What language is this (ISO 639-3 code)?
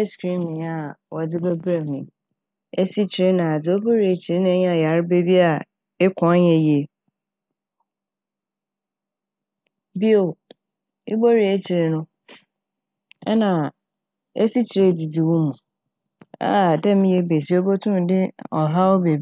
aka